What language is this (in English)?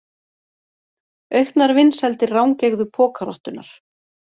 Icelandic